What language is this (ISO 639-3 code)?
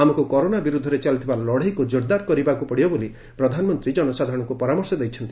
ori